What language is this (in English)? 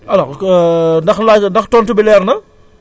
Wolof